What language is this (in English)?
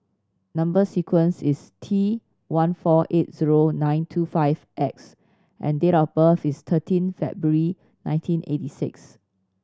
English